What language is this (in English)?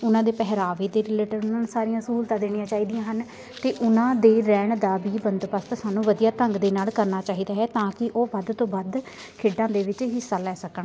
Punjabi